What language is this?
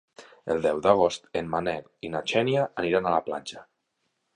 Catalan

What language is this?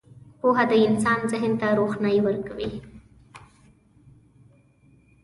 Pashto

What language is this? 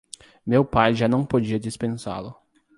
Portuguese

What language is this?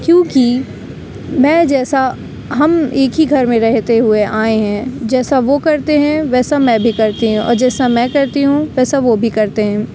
Urdu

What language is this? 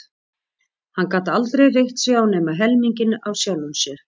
Icelandic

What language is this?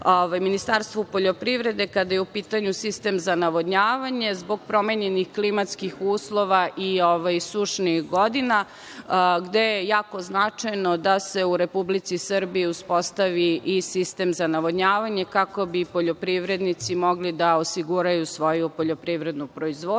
Serbian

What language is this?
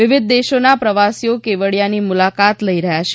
Gujarati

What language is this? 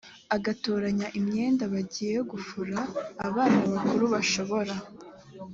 Kinyarwanda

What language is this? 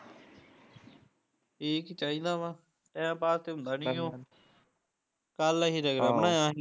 Punjabi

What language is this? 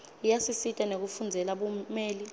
Swati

